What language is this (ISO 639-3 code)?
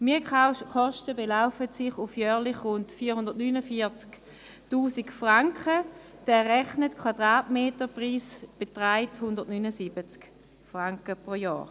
gsw